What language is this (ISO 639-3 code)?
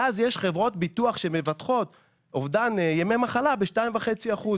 heb